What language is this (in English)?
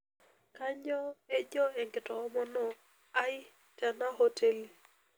Masai